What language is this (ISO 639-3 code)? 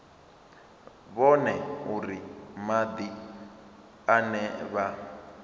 ven